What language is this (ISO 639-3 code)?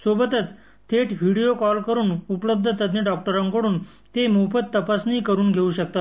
mar